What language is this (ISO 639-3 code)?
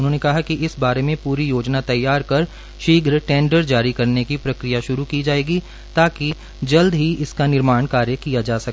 hin